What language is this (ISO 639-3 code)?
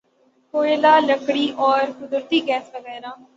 urd